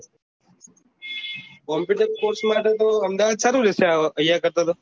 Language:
Gujarati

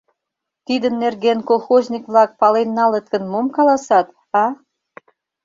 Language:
Mari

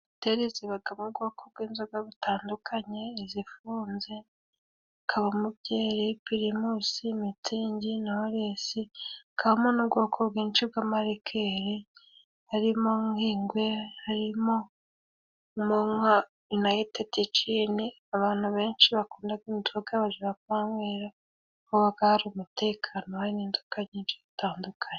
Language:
Kinyarwanda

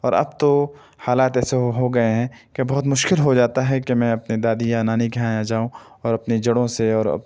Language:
Urdu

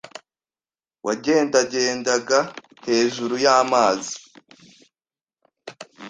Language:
Kinyarwanda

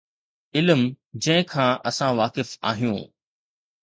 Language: Sindhi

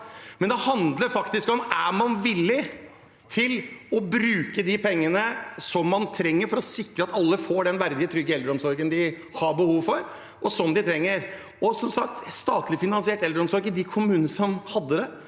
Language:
Norwegian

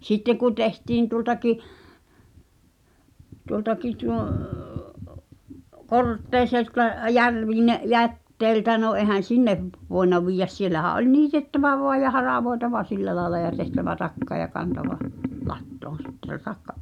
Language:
Finnish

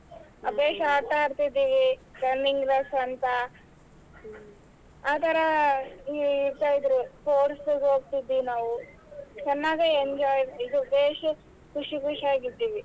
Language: Kannada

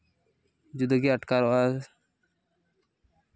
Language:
Santali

